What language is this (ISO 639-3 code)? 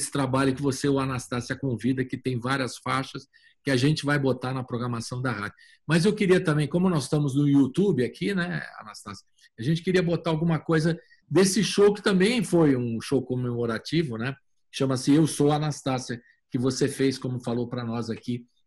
por